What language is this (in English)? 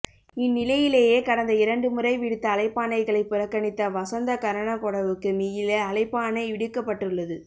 Tamil